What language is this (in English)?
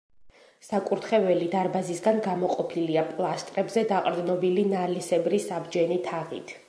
Georgian